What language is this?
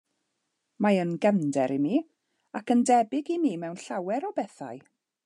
Welsh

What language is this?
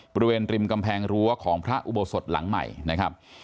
Thai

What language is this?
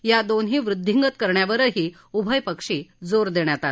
Marathi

